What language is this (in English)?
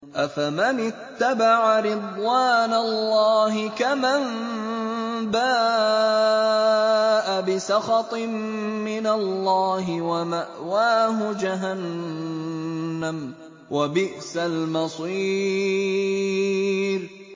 Arabic